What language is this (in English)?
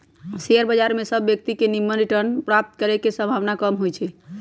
Magahi